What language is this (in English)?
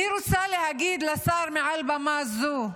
Hebrew